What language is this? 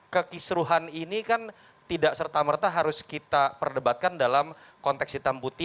Indonesian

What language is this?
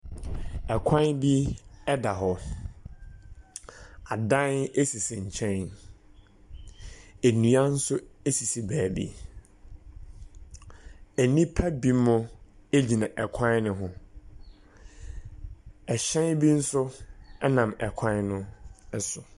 Akan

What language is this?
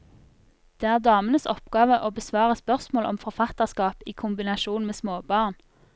Norwegian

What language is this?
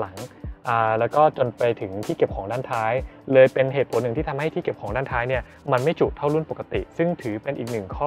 Thai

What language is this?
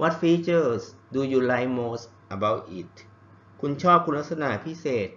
Thai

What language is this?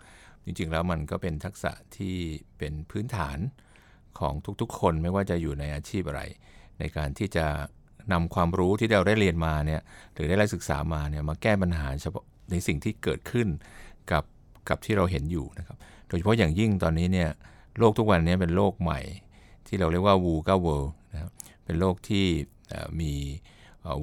Thai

